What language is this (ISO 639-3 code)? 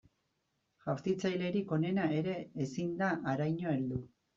eus